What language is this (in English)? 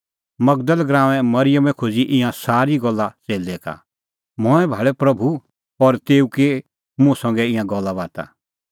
Kullu Pahari